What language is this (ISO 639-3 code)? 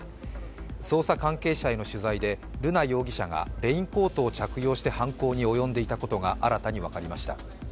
jpn